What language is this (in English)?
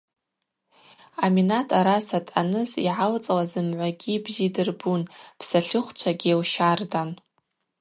Abaza